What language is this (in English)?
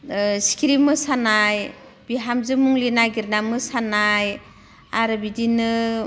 Bodo